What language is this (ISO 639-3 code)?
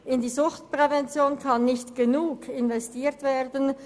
gsw